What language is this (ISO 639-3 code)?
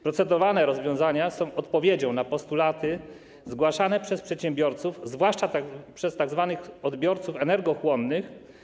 pol